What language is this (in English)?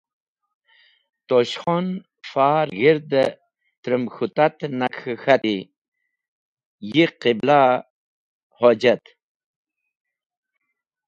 Wakhi